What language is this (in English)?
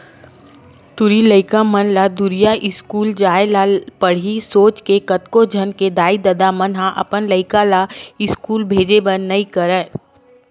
Chhattisgarhi